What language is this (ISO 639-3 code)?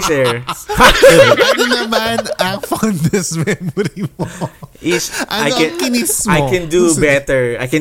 fil